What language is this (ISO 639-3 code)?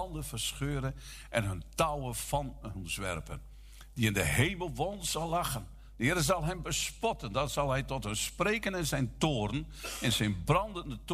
nld